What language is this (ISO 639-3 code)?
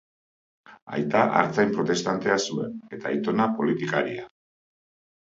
eus